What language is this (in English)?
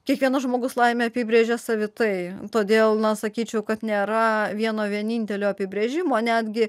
Lithuanian